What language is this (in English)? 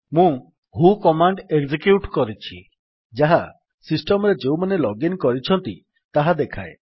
Odia